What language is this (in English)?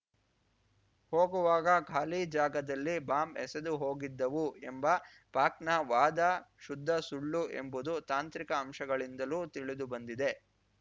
Kannada